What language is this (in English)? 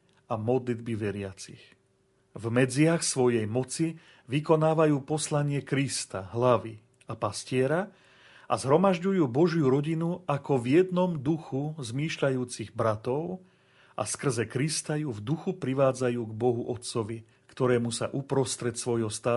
Slovak